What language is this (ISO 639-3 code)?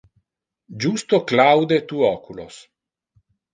ina